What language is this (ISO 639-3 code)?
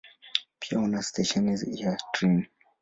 swa